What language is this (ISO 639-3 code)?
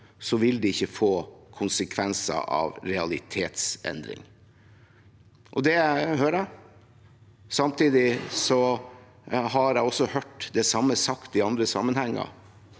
nor